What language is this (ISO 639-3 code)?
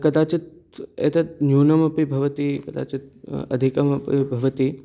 san